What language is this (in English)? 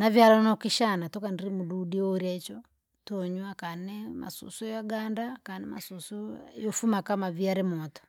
Langi